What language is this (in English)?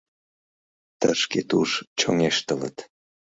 Mari